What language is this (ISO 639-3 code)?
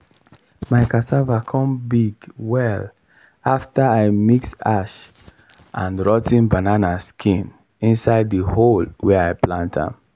pcm